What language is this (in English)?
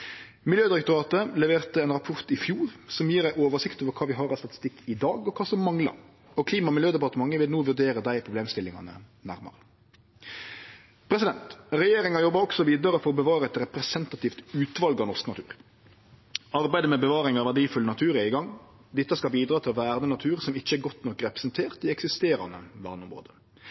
Norwegian Nynorsk